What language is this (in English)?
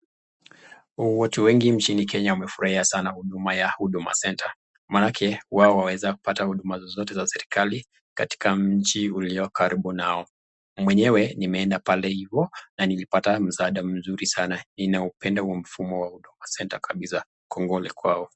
Swahili